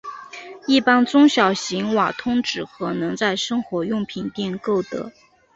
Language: Chinese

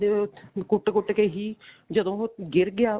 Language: Punjabi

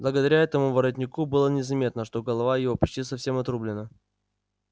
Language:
Russian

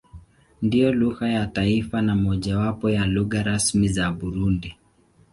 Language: Swahili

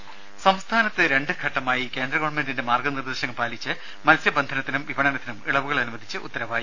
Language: Malayalam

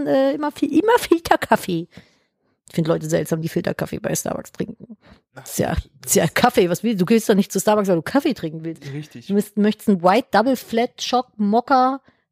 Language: German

